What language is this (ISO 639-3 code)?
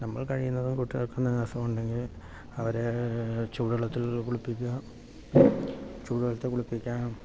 mal